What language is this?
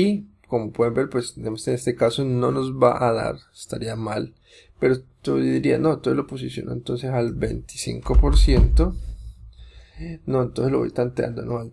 Spanish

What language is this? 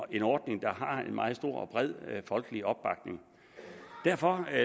Danish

